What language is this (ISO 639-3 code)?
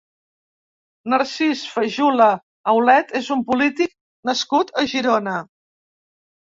cat